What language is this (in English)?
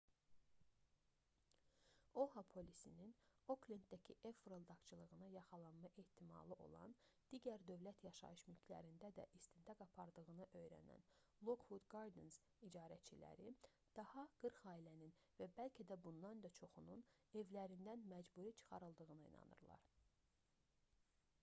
Azerbaijani